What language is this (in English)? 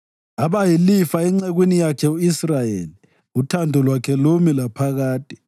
North Ndebele